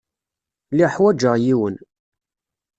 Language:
Kabyle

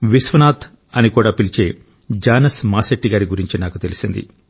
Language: Telugu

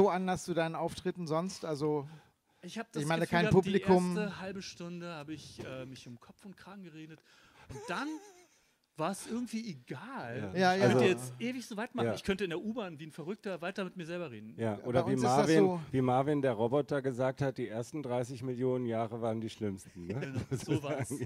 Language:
German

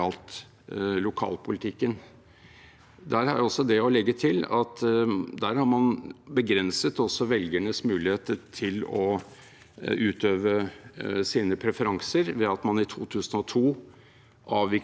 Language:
Norwegian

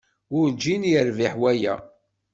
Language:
Kabyle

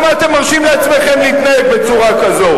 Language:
Hebrew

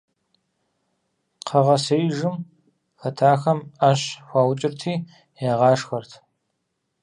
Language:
Kabardian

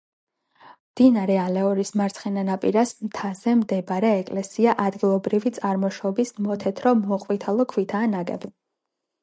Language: Georgian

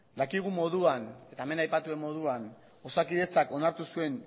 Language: Basque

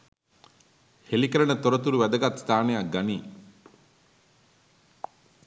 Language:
Sinhala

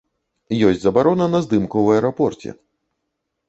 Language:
Belarusian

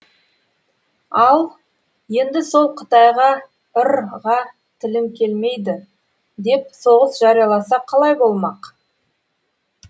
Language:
Kazakh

